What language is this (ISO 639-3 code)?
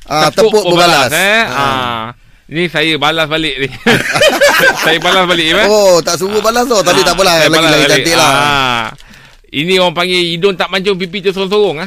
msa